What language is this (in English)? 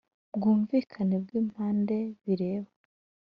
Kinyarwanda